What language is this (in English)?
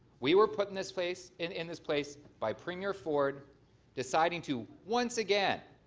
English